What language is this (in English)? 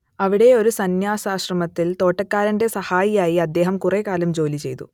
Malayalam